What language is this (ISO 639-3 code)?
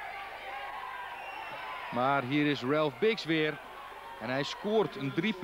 nld